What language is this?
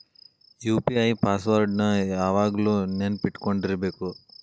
Kannada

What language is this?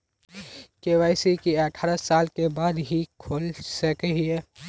Magahi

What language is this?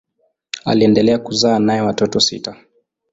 Swahili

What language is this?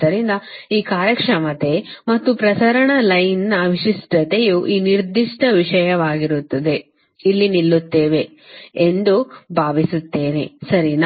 Kannada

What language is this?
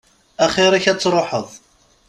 Kabyle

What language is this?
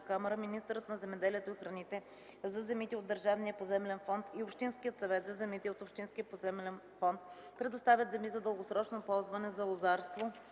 Bulgarian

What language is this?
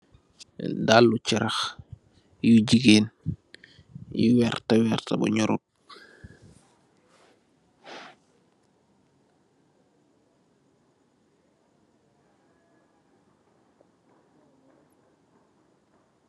Wolof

